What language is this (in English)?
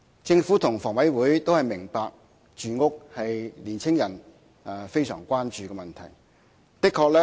Cantonese